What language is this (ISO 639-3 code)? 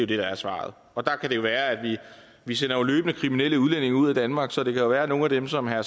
dan